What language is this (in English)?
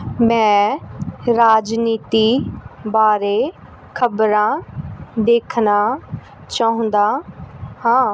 Punjabi